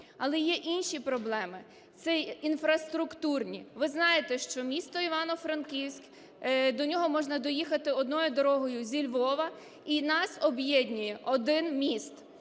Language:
Ukrainian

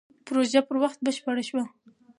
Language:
Pashto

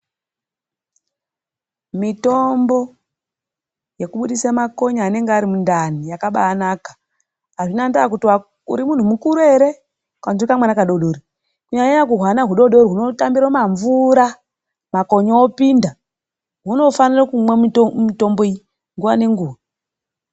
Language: Ndau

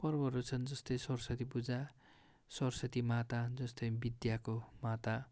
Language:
Nepali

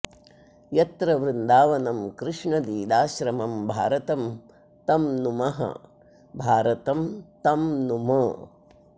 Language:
Sanskrit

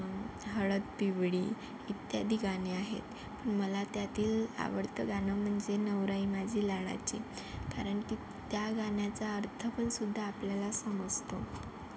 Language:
Marathi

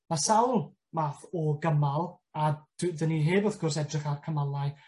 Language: Welsh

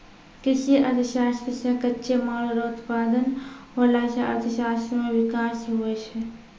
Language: Maithili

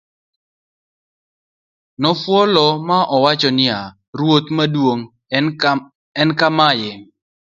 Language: Luo (Kenya and Tanzania)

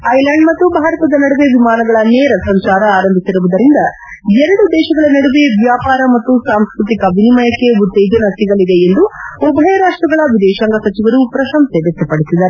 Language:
Kannada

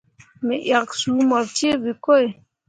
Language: Mundang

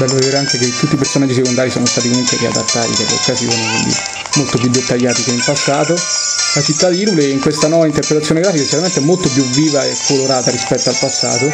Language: Italian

